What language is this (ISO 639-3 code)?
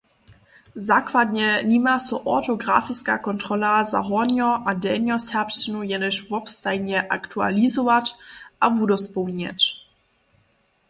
hsb